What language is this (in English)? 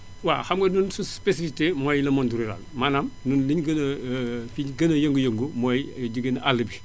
Wolof